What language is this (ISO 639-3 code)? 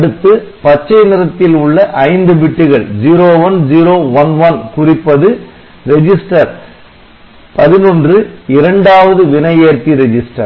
tam